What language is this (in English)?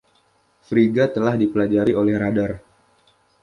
Indonesian